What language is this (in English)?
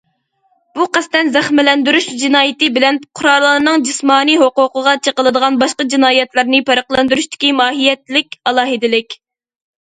Uyghur